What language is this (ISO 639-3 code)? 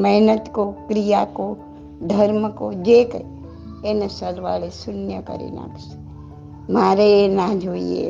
guj